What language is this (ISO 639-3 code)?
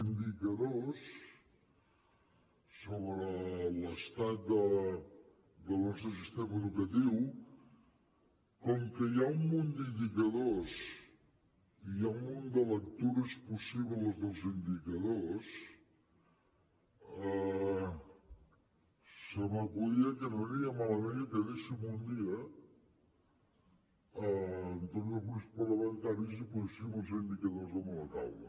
cat